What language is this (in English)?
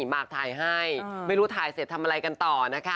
Thai